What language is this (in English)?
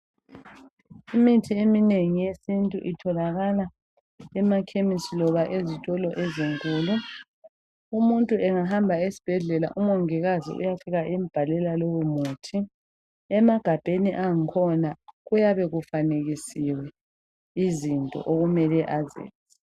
North Ndebele